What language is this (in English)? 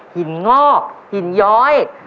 Thai